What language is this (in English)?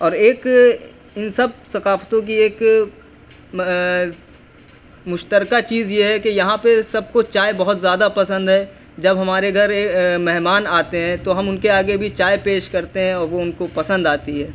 Urdu